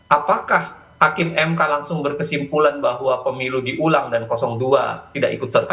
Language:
Indonesian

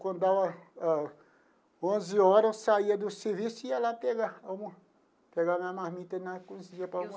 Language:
Portuguese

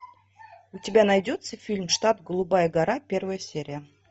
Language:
Russian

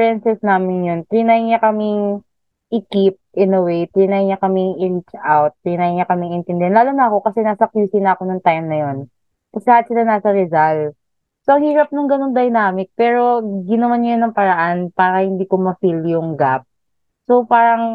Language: Filipino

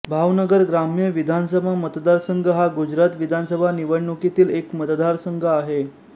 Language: Marathi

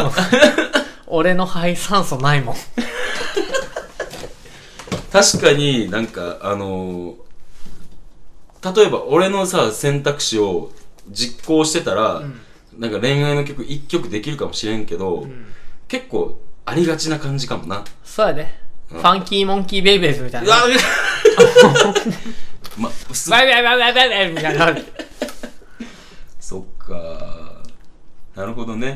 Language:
Japanese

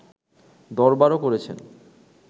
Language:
Bangla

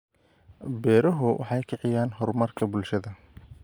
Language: Somali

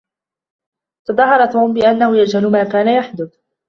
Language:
Arabic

